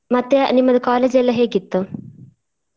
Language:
Kannada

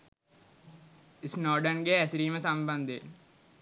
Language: Sinhala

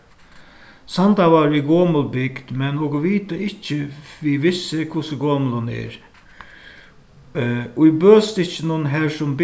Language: Faroese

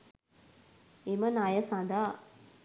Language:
Sinhala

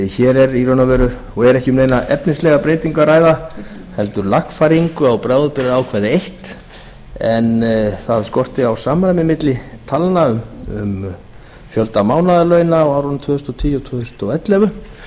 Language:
Icelandic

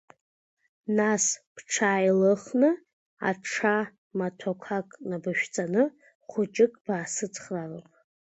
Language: Abkhazian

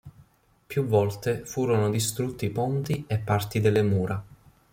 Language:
Italian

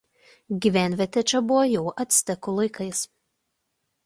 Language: Lithuanian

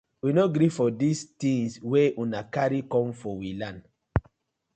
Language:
Nigerian Pidgin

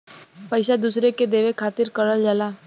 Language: Bhojpuri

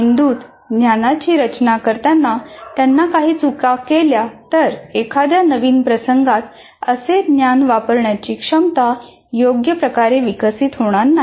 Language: Marathi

